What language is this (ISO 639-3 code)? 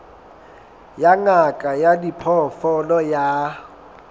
sot